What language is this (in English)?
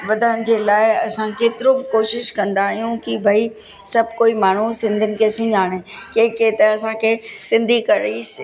Sindhi